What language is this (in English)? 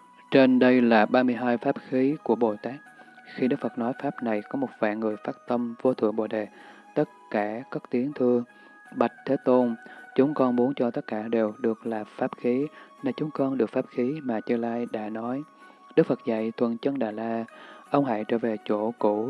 Vietnamese